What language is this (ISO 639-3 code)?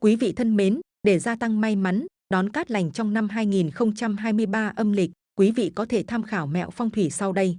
vie